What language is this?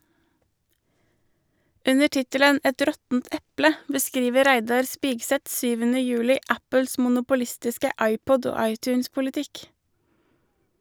Norwegian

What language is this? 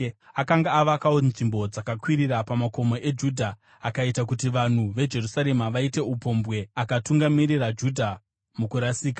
Shona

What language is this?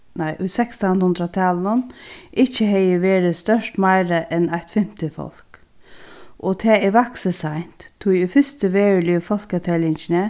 Faroese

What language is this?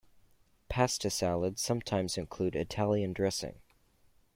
English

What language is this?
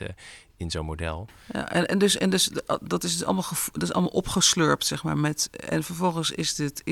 Dutch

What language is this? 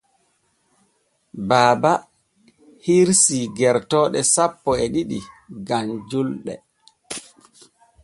Borgu Fulfulde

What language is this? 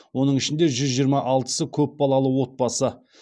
Kazakh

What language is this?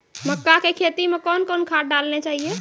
Maithili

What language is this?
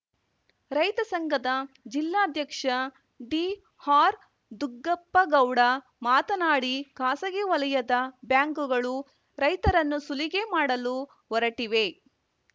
Kannada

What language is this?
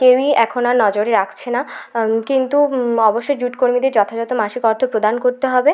Bangla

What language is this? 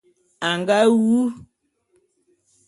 Bulu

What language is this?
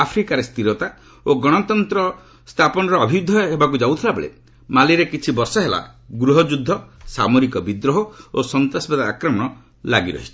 Odia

